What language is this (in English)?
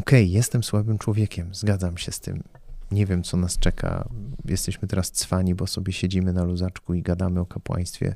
Polish